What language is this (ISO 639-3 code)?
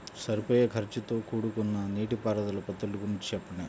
tel